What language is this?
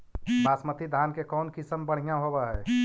Magahi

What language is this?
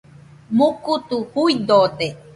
Nüpode Huitoto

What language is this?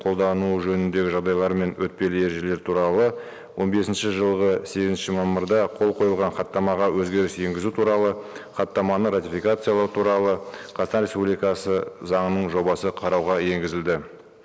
Kazakh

